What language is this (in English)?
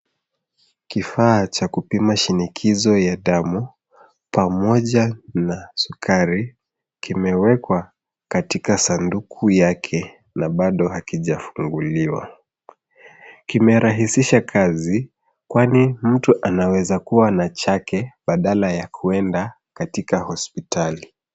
Swahili